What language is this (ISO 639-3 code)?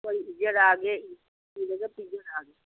mni